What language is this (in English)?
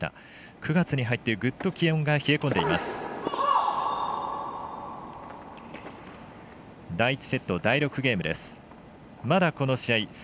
Japanese